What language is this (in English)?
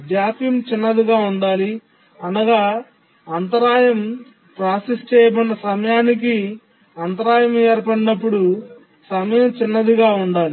Telugu